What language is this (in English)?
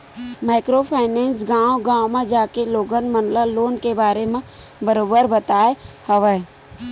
Chhattisgarhi